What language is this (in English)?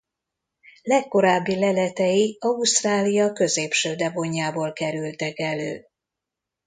Hungarian